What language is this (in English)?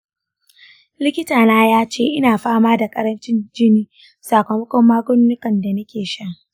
Hausa